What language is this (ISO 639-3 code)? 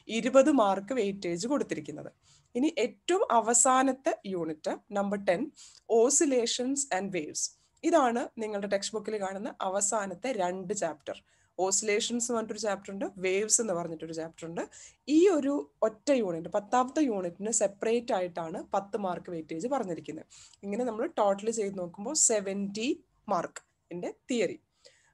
tur